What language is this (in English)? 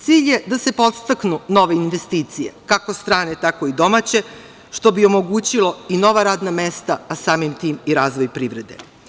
Serbian